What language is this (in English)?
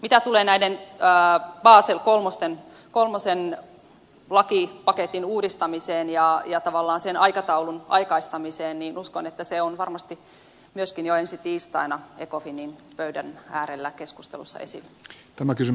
Finnish